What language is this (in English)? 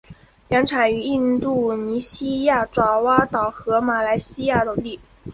Chinese